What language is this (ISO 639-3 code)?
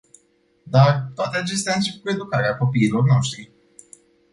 ron